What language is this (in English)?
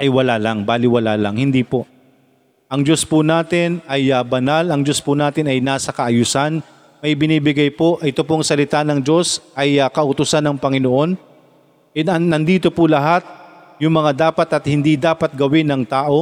Filipino